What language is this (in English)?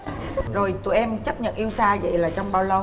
Vietnamese